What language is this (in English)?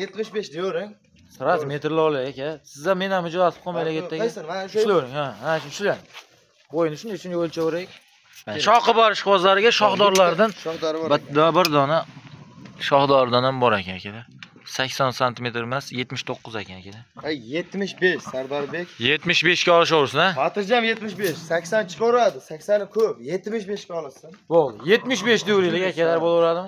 Turkish